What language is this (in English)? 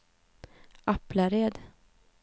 Swedish